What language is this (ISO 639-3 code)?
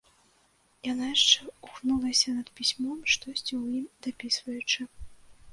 bel